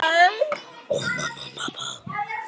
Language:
Icelandic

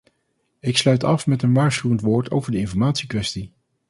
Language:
Dutch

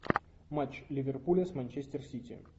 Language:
Russian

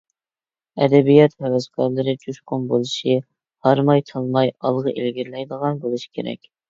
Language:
Uyghur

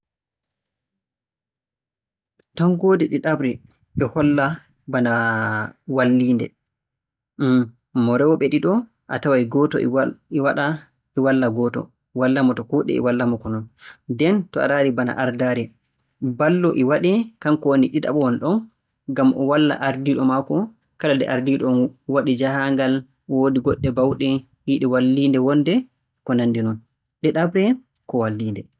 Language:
Borgu Fulfulde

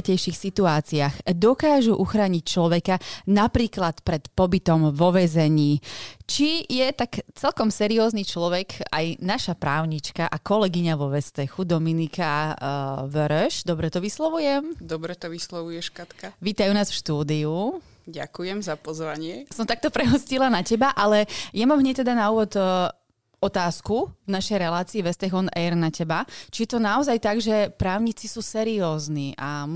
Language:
Slovak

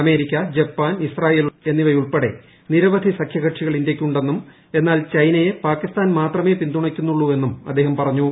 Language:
Malayalam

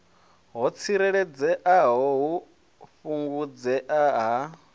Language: Venda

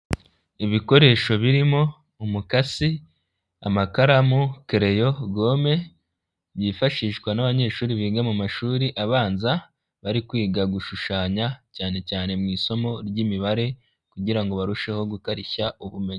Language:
Kinyarwanda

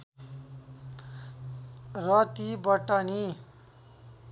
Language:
Nepali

